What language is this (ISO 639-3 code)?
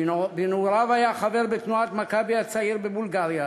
heb